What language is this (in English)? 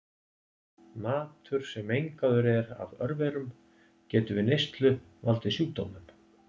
Icelandic